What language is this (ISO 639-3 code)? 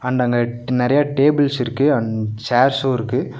tam